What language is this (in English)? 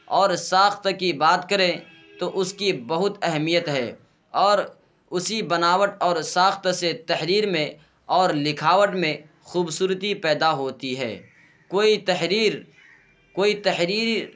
Urdu